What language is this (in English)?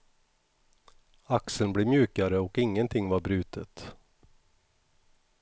Swedish